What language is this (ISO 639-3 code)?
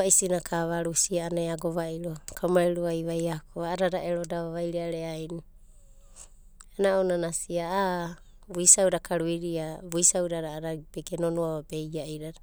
kbt